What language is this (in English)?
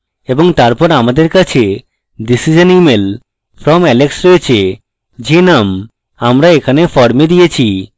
Bangla